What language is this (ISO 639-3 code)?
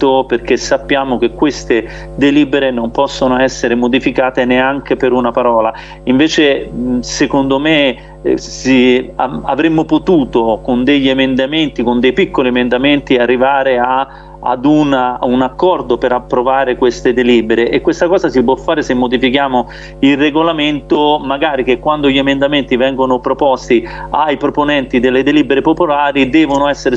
ita